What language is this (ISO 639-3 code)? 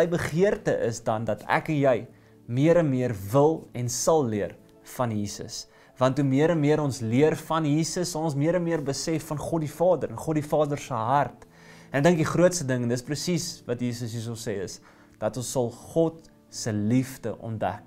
nld